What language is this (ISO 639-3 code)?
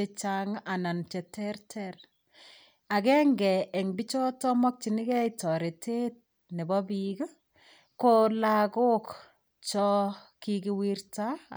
kln